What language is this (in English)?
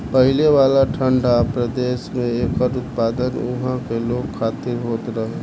Bhojpuri